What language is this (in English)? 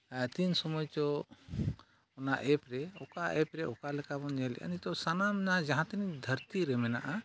Santali